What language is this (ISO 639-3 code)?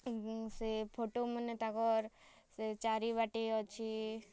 ori